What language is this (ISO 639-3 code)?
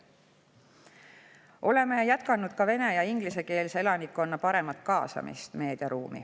est